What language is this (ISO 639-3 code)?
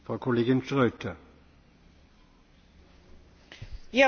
deu